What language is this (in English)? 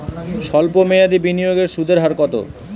Bangla